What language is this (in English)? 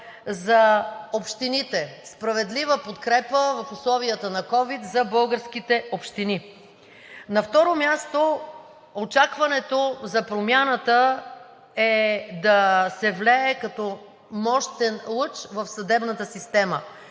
Bulgarian